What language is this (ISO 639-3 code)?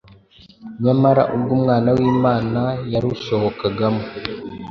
kin